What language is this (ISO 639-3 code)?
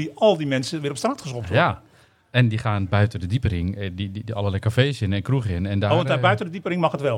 nld